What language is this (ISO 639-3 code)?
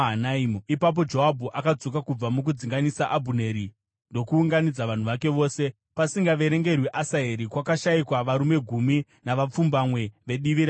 sna